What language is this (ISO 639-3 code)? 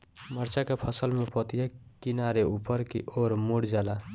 bho